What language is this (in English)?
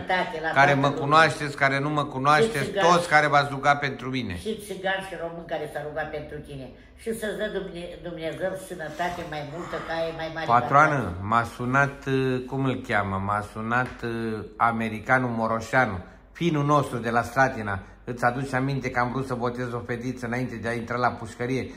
Romanian